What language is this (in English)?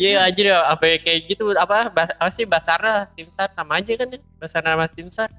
Indonesian